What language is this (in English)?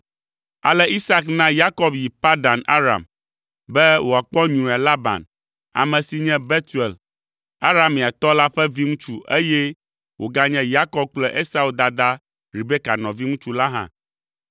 Ewe